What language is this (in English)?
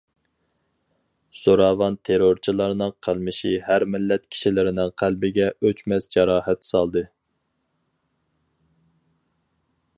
Uyghur